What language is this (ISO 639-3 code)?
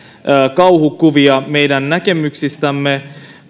fin